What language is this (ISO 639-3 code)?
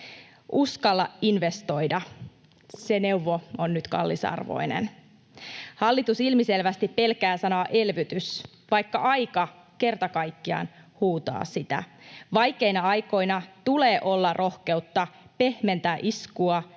fin